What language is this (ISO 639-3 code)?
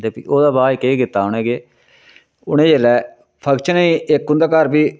doi